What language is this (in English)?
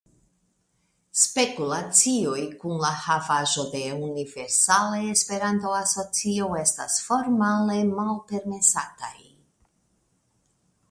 Esperanto